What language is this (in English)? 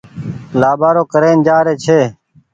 Goaria